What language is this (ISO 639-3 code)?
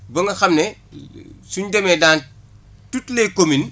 wol